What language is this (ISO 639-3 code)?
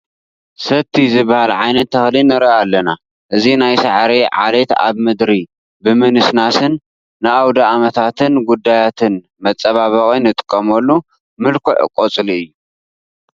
tir